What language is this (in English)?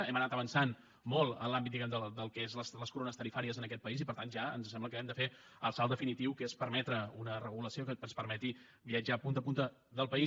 Catalan